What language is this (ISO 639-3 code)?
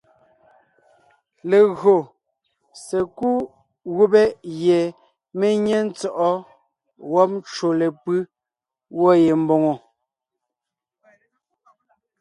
nnh